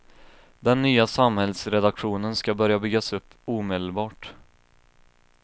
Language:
Swedish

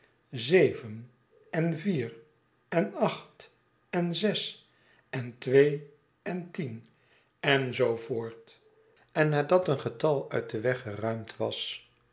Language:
Dutch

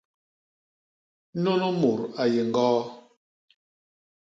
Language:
Basaa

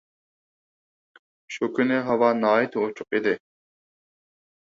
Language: Uyghur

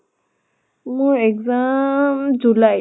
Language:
Assamese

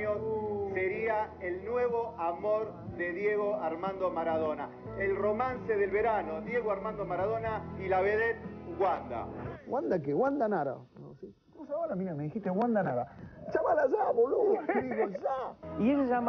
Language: Spanish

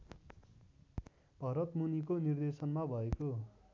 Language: Nepali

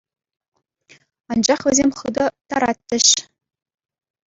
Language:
Chuvash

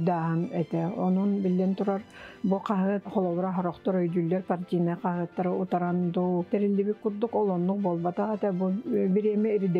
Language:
Turkish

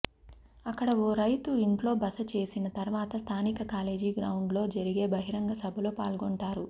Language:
Telugu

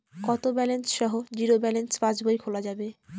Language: Bangla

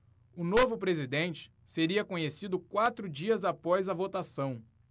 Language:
Portuguese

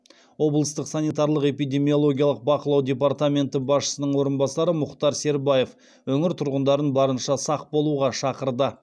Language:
Kazakh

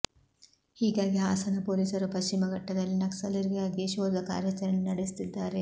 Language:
Kannada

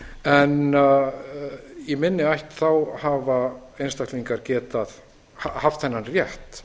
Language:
Icelandic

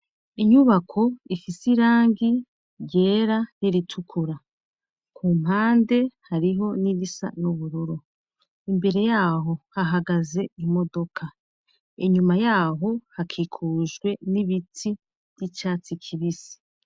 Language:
Rundi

